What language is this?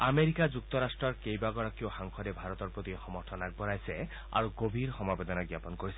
Assamese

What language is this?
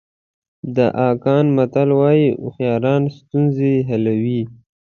Pashto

